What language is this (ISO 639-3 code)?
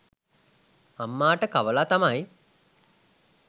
sin